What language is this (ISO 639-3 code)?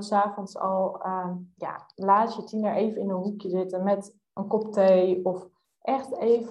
nld